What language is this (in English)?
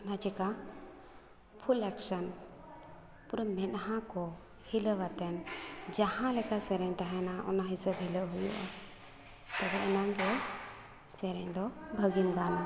Santali